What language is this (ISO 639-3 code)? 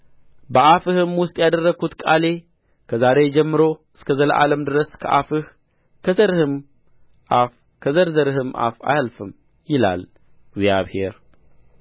amh